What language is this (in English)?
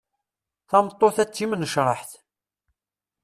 Kabyle